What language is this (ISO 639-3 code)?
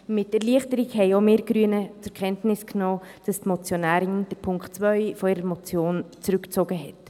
gsw